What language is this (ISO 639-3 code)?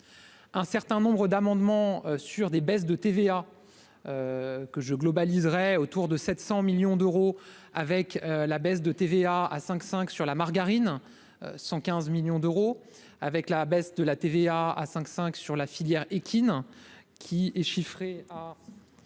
fra